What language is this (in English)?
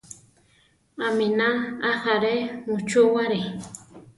Central Tarahumara